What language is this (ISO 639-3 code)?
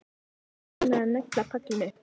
isl